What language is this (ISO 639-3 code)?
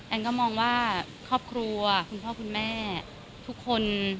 tha